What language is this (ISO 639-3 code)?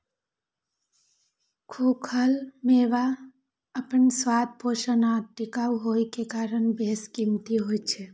mai